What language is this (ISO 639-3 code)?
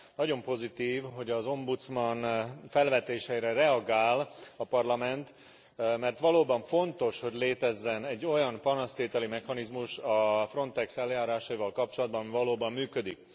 hun